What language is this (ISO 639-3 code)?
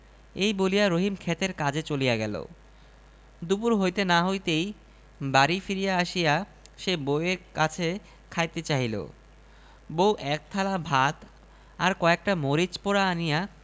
ben